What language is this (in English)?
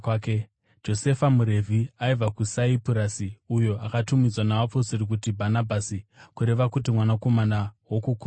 Shona